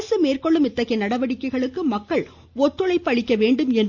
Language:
Tamil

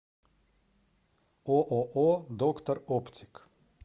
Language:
Russian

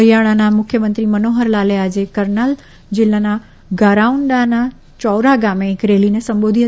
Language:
Gujarati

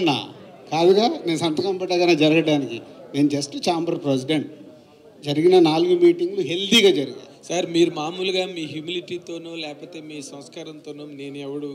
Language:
Telugu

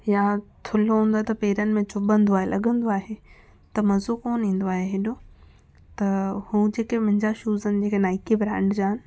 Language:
Sindhi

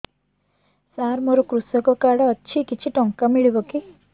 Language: Odia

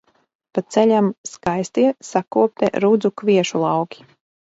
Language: Latvian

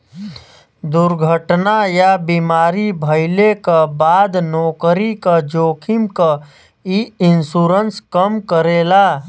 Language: Bhojpuri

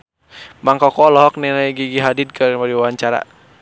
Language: Sundanese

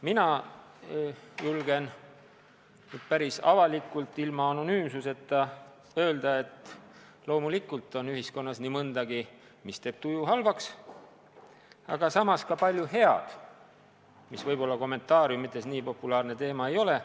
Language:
Estonian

